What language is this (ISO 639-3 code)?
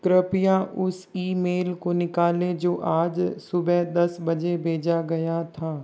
hin